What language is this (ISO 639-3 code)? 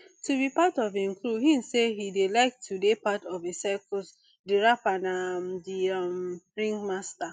pcm